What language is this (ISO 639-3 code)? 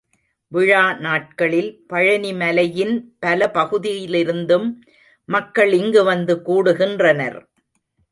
tam